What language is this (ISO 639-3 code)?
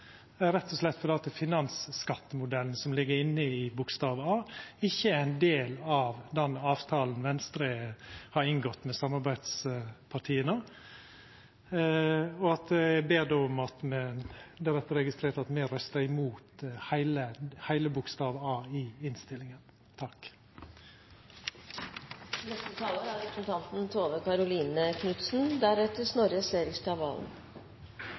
nno